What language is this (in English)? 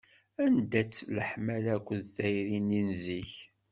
Kabyle